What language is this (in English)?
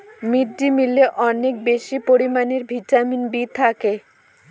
Bangla